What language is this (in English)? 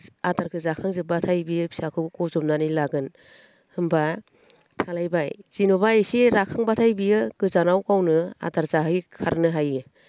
Bodo